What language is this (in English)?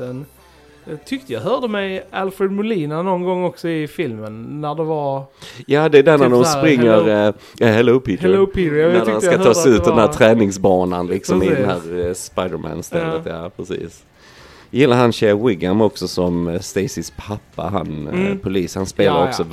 Swedish